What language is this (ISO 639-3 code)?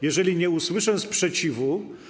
pol